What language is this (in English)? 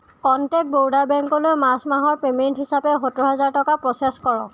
Assamese